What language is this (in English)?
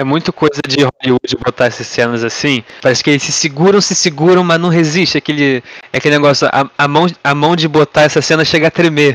Portuguese